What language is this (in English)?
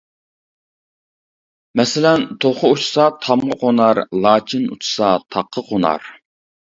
Uyghur